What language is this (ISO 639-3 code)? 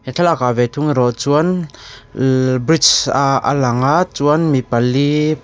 lus